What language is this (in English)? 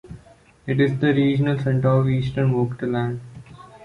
English